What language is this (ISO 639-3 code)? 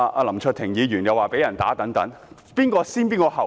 yue